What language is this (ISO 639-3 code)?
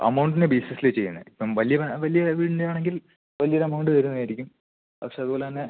mal